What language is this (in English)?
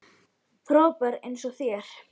Icelandic